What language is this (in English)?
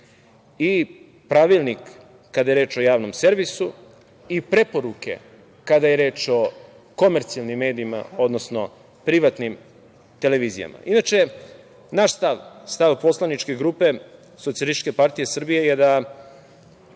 Serbian